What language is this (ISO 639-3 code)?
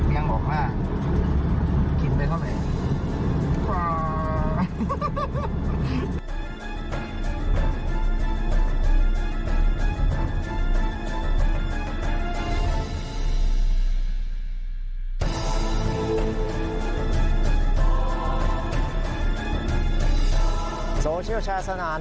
tha